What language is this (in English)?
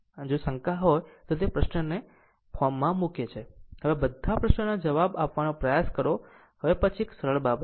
Gujarati